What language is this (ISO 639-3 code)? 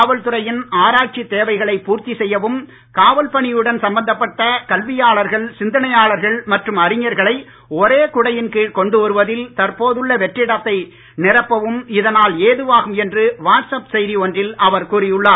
tam